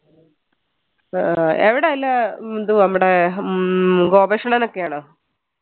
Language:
Malayalam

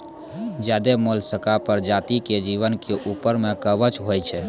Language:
Maithili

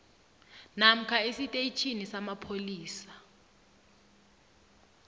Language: South Ndebele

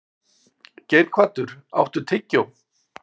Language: Icelandic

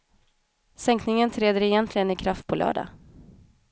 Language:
Swedish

